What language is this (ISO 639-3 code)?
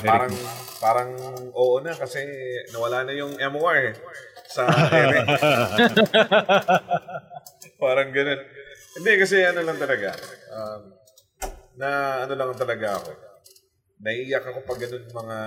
fil